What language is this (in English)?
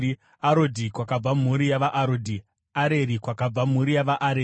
Shona